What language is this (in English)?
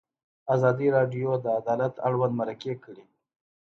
Pashto